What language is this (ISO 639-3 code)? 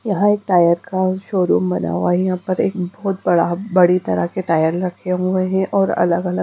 hin